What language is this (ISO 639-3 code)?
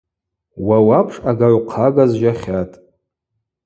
abq